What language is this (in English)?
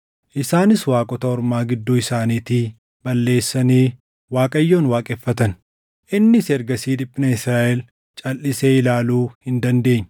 Oromo